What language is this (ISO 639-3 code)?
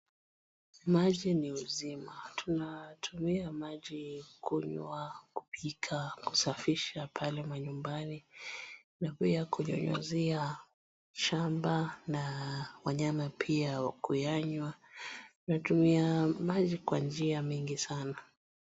swa